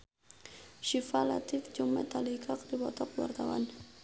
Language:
Sundanese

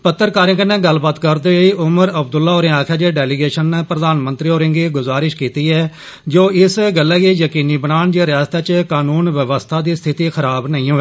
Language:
Dogri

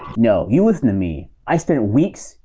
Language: English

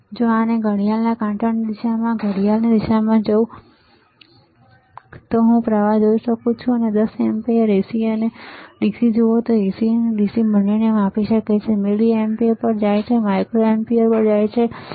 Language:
Gujarati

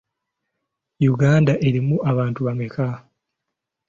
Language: Ganda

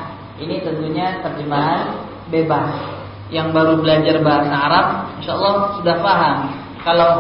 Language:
Malay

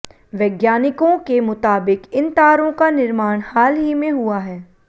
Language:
Hindi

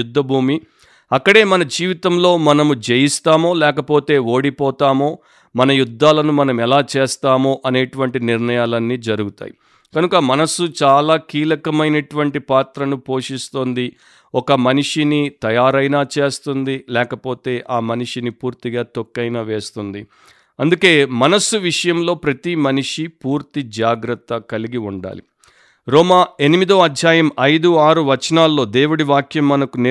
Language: Telugu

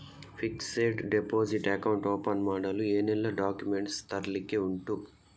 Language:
Kannada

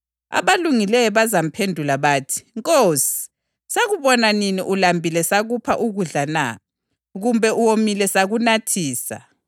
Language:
North Ndebele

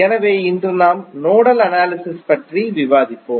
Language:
Tamil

